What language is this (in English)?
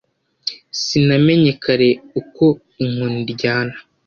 Kinyarwanda